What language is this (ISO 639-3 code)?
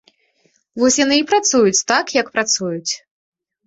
bel